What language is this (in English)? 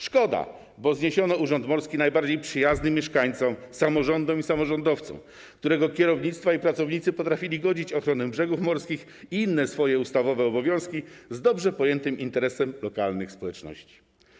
Polish